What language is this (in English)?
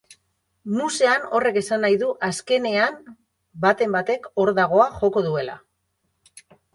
Basque